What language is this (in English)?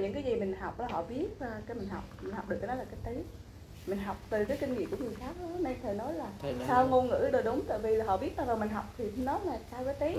Vietnamese